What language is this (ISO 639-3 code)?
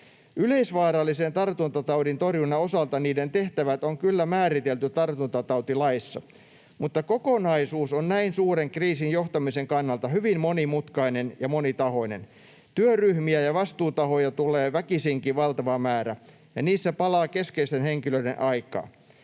fin